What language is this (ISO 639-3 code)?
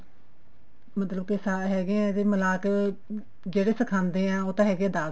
pan